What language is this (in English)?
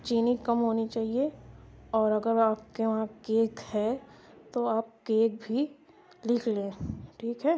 Urdu